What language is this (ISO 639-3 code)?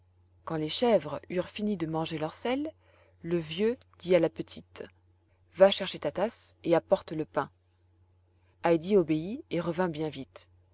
fra